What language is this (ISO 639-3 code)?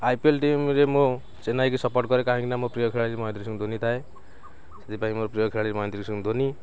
ori